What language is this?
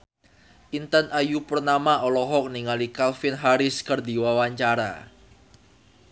Sundanese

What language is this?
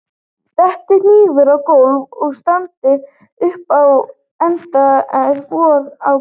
Icelandic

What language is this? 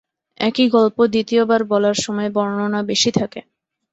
Bangla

